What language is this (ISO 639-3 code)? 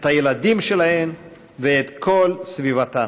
heb